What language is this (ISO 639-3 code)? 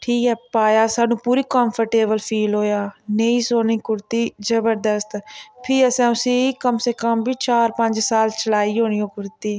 doi